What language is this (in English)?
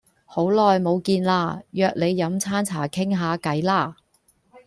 Cantonese